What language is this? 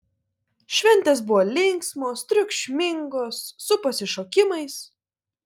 Lithuanian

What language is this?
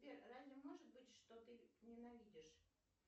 Russian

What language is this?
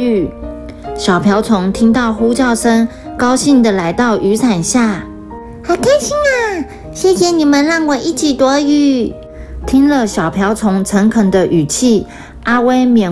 Chinese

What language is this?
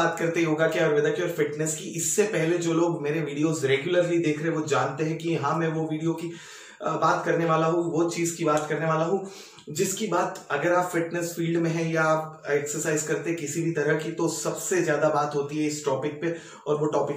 Hindi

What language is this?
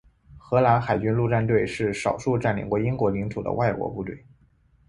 Chinese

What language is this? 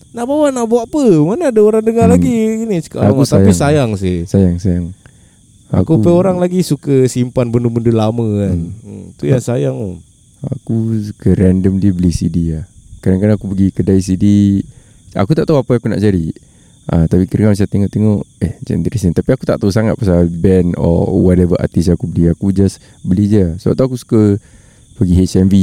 Malay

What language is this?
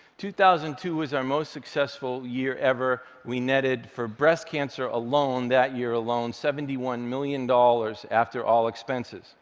English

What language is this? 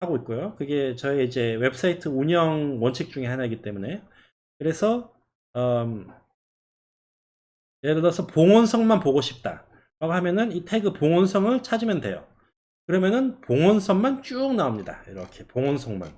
Korean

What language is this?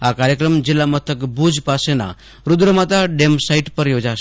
Gujarati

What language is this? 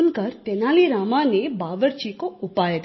Hindi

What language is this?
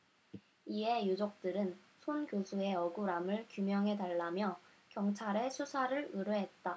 Korean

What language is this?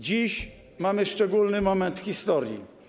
Polish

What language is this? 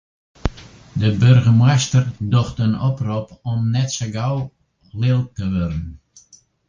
Western Frisian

